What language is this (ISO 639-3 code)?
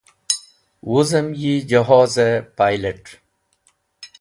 wbl